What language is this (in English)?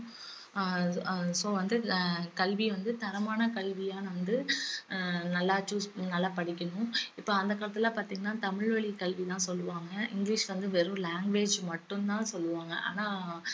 Tamil